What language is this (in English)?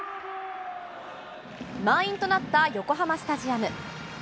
Japanese